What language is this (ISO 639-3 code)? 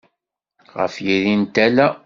kab